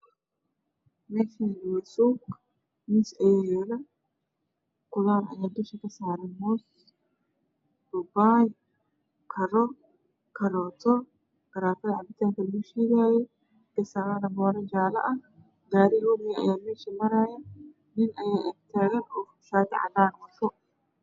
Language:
Somali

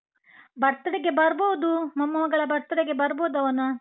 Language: Kannada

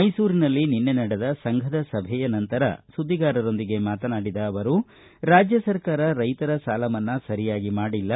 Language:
Kannada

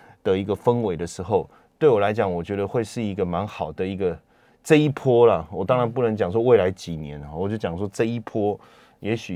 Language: Chinese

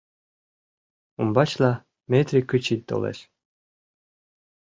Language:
Mari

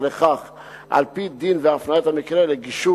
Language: Hebrew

